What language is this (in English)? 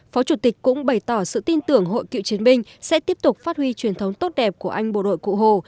Vietnamese